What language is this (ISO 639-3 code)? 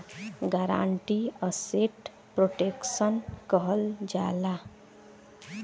bho